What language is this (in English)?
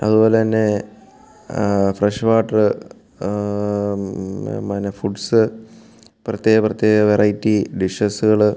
Malayalam